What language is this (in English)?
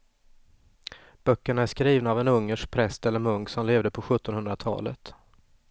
Swedish